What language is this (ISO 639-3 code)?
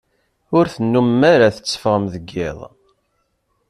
kab